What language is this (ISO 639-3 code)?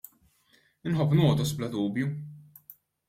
mlt